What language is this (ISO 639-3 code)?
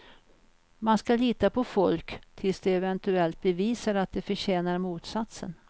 swe